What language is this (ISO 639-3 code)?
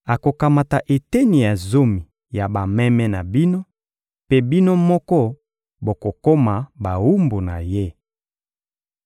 lin